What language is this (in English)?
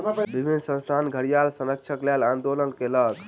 Maithili